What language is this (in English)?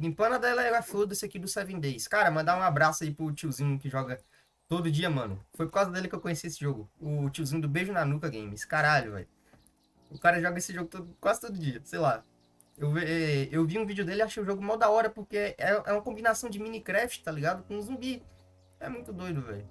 Portuguese